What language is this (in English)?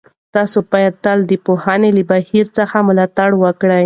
Pashto